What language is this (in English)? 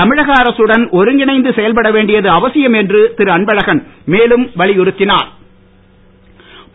Tamil